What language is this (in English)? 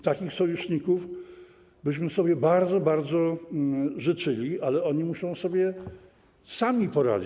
Polish